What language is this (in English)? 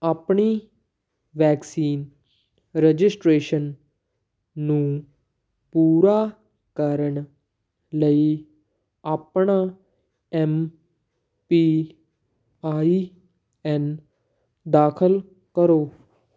Punjabi